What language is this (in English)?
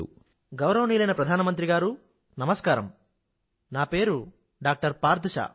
Telugu